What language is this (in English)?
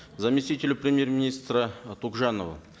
Kazakh